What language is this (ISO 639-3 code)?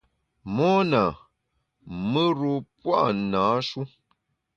bax